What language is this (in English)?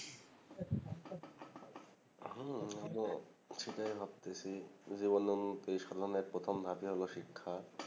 Bangla